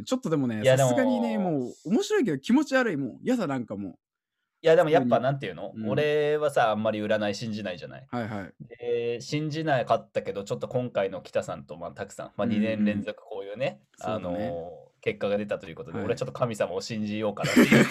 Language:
Japanese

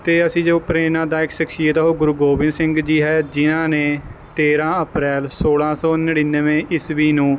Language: Punjabi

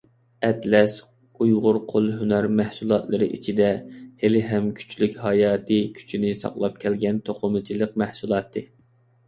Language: Uyghur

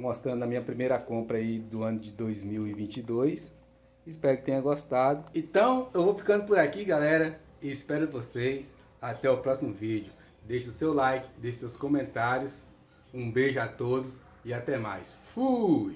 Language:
Portuguese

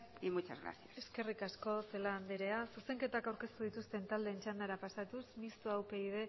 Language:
Basque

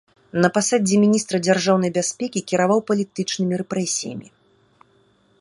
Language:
Belarusian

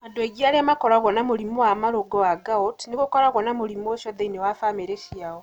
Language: Kikuyu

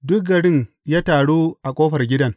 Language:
Hausa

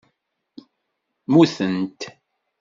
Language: Kabyle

